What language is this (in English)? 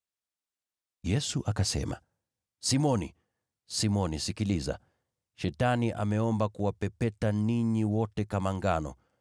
Swahili